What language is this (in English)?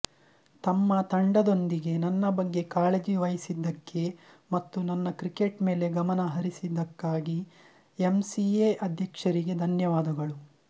Kannada